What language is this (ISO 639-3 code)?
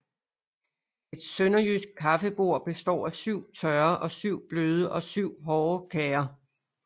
dan